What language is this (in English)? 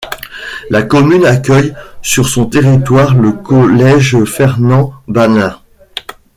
French